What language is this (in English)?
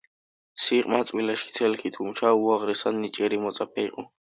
Georgian